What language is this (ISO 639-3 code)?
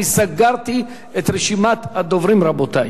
heb